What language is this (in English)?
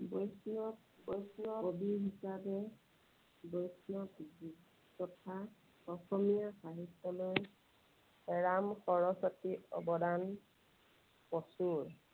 Assamese